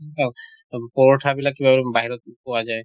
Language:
Assamese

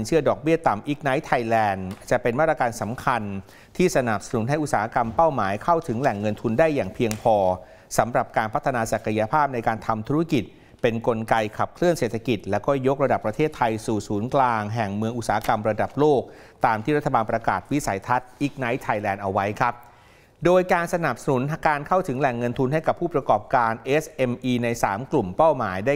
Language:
Thai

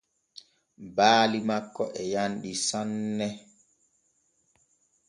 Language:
Borgu Fulfulde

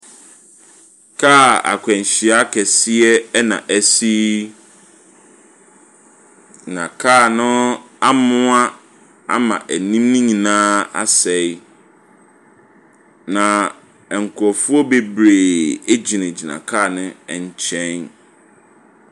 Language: Akan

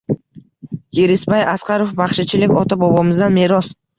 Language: Uzbek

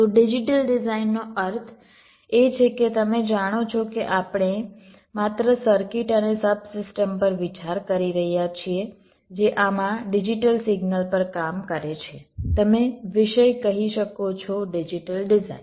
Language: Gujarati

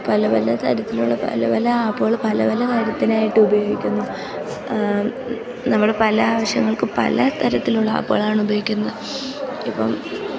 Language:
Malayalam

